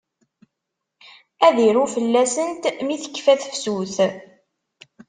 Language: Kabyle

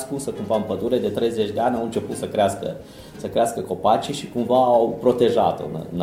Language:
Romanian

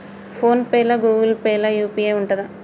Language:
Telugu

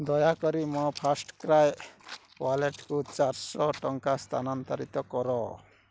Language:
Odia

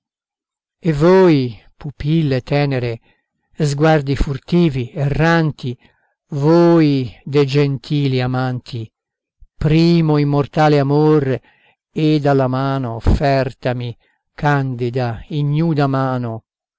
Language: Italian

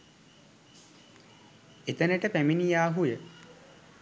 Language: Sinhala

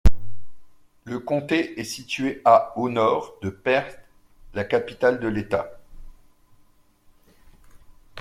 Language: French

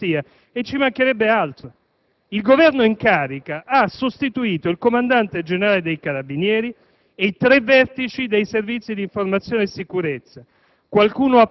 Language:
Italian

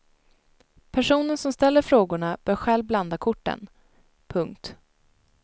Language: Swedish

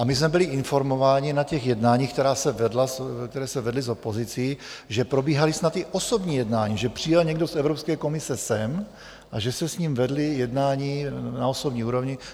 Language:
Czech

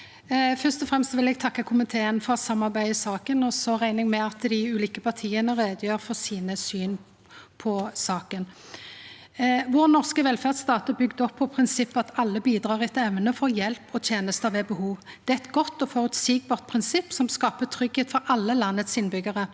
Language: Norwegian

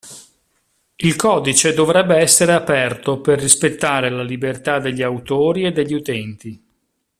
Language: Italian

